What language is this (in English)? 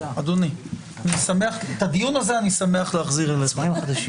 Hebrew